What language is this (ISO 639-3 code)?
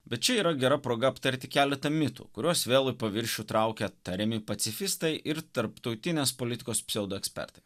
lit